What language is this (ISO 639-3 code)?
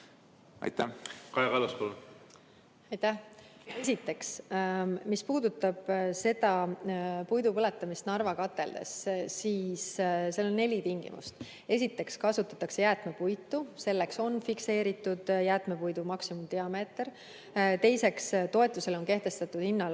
est